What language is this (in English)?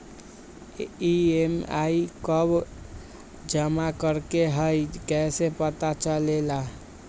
Magahi